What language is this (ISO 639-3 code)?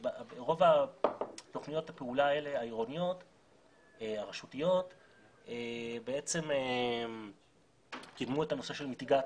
heb